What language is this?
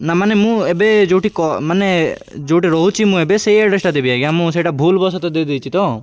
Odia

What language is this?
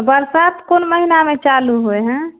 Maithili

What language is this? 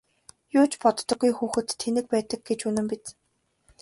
Mongolian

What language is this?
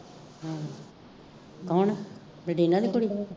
Punjabi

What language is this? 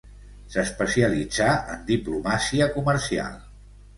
Catalan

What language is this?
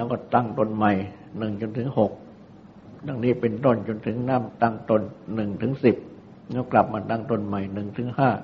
Thai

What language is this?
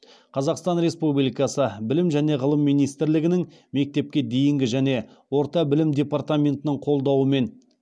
Kazakh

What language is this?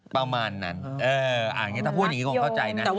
Thai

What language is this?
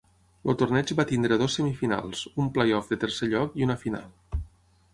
Catalan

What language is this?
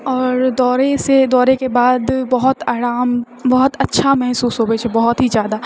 Maithili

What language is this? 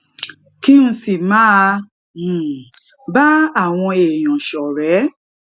Yoruba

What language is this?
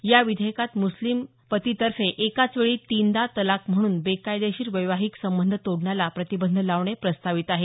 Marathi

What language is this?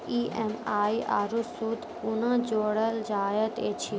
Maithili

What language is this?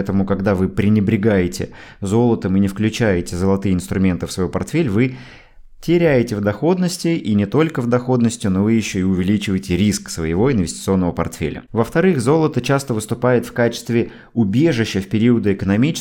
Russian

